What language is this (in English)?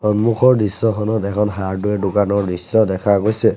Assamese